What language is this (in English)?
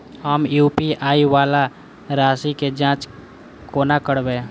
Maithili